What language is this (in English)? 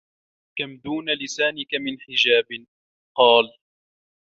Arabic